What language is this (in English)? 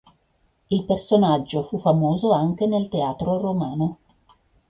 Italian